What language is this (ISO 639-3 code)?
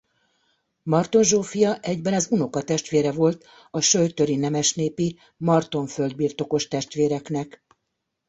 hun